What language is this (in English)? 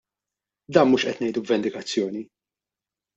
Maltese